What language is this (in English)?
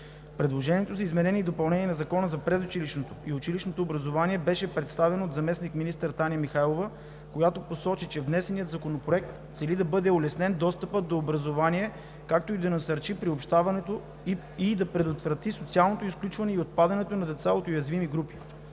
Bulgarian